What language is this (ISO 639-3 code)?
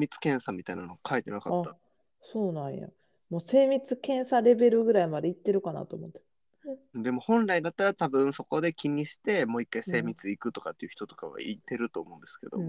jpn